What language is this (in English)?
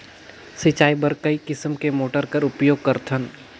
Chhattisgarhi